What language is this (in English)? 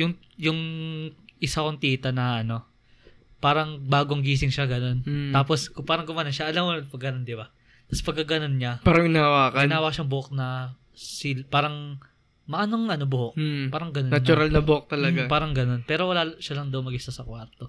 Filipino